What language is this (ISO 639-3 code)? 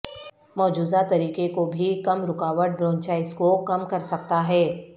urd